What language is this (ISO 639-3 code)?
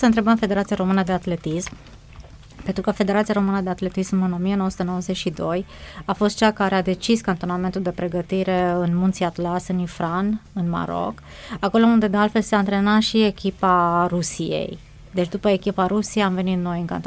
ron